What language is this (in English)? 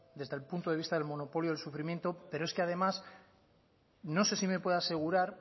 Spanish